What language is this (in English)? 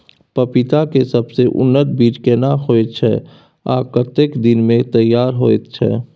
Maithili